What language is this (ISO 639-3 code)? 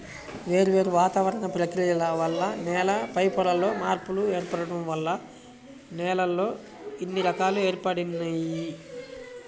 tel